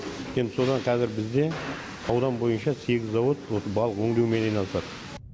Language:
Kazakh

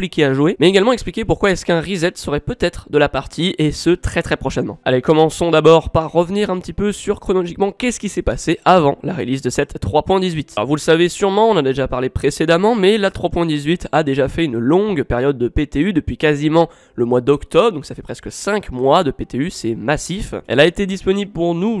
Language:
French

